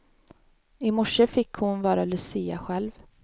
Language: Swedish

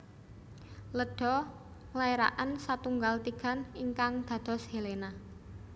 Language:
Javanese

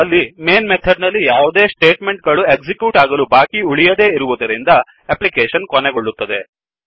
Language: Kannada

